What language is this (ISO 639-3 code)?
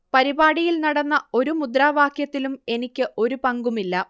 mal